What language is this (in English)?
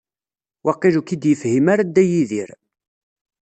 Kabyle